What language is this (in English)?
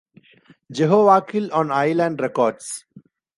English